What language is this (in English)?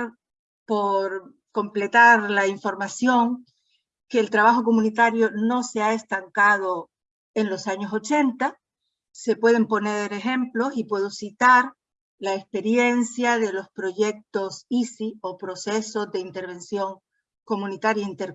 Spanish